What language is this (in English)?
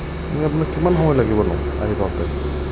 Assamese